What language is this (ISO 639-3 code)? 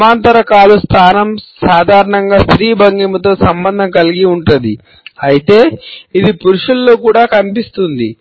tel